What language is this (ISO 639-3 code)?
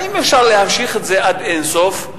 heb